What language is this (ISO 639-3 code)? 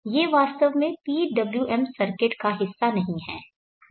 hin